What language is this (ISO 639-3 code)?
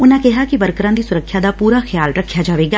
pan